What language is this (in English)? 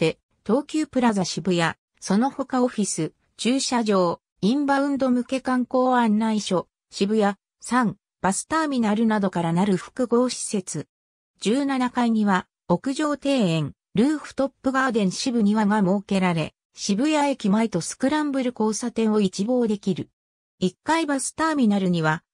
Japanese